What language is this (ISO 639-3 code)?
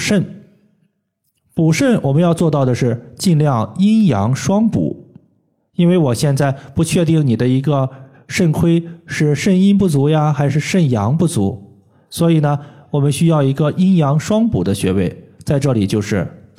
zho